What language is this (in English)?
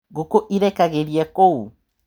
Kikuyu